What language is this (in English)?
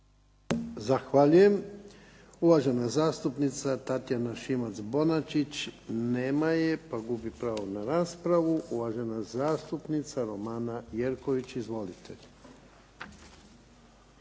Croatian